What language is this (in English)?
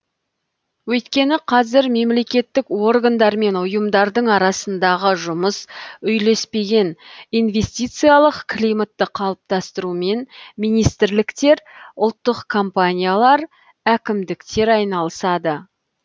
Kazakh